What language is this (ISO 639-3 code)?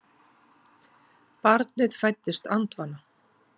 isl